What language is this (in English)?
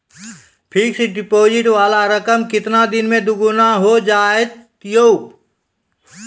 Maithili